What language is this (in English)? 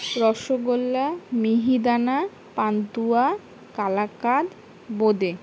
Bangla